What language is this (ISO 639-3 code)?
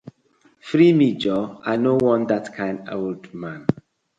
pcm